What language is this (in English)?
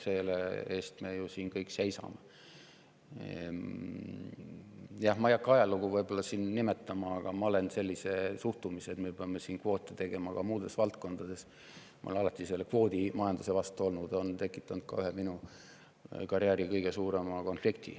Estonian